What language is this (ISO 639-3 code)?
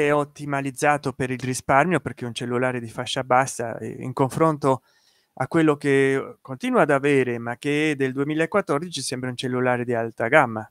ita